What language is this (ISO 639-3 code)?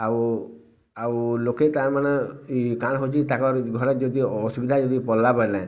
ori